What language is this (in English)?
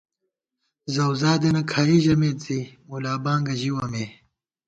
Gawar-Bati